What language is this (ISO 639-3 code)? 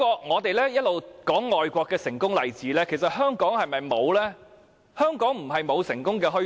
yue